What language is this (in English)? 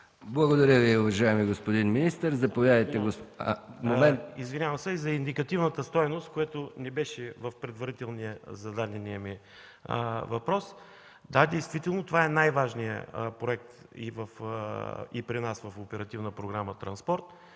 Bulgarian